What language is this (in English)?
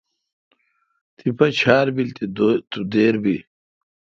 Kalkoti